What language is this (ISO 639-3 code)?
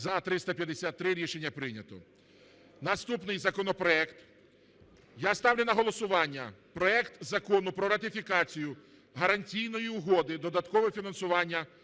ukr